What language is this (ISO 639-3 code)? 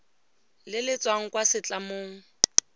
tsn